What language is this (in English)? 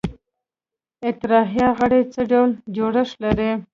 Pashto